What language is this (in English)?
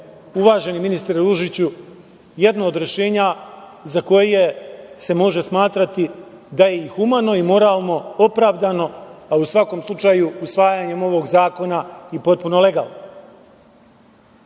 Serbian